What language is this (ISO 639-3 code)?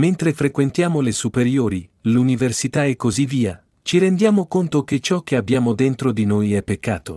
ita